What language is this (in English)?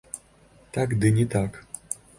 Belarusian